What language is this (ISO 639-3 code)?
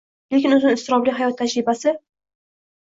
uzb